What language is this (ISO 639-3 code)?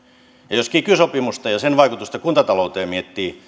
fin